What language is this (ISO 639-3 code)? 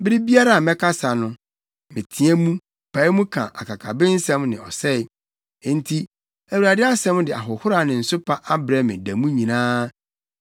aka